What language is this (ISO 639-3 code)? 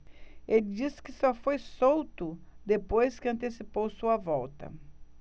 por